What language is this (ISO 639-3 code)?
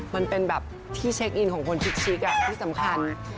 tha